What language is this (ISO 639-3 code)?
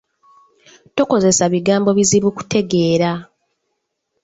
lug